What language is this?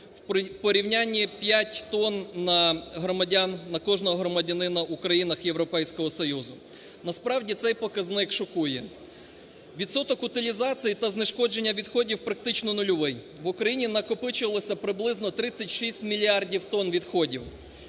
Ukrainian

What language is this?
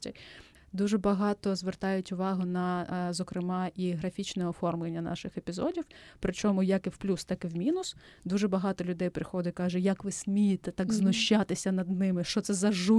Ukrainian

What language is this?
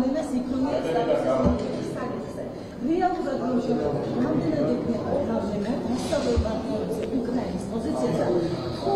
Turkish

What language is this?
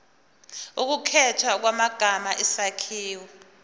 Zulu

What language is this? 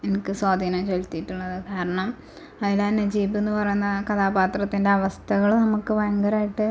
Malayalam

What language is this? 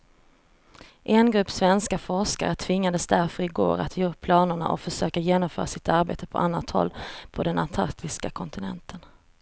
Swedish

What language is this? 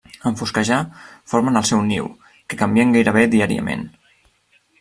Catalan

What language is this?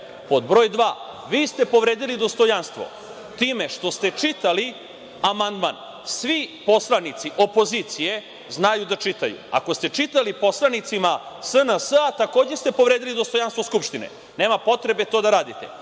Serbian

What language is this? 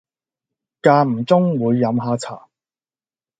Cantonese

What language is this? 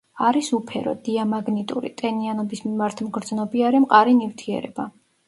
Georgian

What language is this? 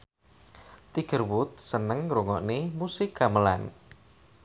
Javanese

